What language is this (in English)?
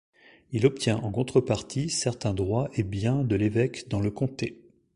French